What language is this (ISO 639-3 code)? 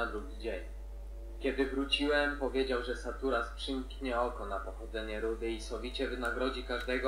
pol